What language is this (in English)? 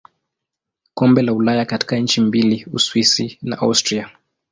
Swahili